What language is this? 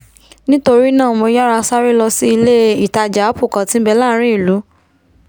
Yoruba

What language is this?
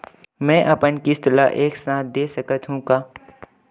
Chhattisgarhi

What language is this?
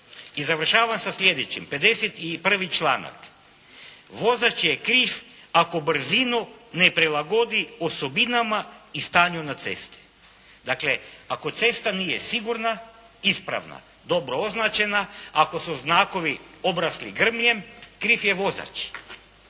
Croatian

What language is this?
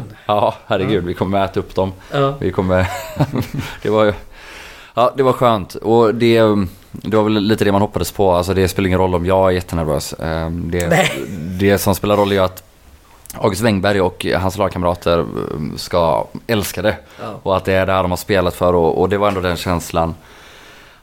Swedish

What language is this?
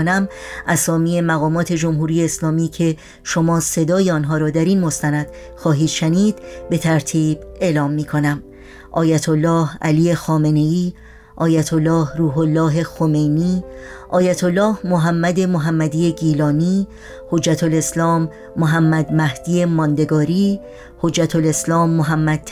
Persian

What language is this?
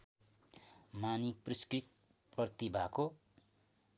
Nepali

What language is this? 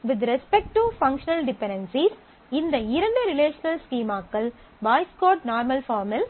Tamil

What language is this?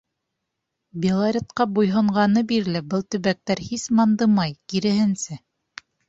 Bashkir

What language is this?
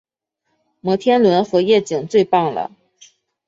Chinese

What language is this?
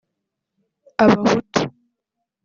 Kinyarwanda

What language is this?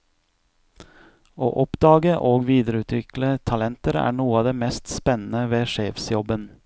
Norwegian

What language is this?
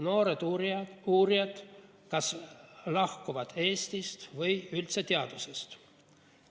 Estonian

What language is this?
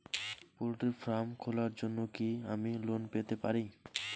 Bangla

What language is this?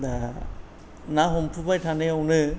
Bodo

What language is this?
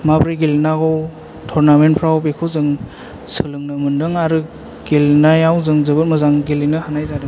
Bodo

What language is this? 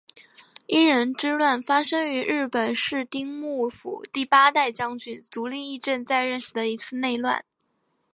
Chinese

